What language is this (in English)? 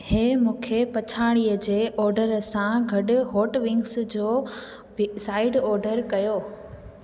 Sindhi